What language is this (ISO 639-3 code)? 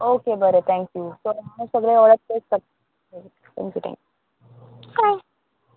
kok